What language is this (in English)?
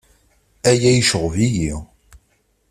Kabyle